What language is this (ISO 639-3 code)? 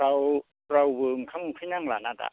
brx